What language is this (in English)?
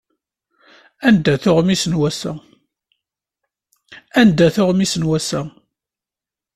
Kabyle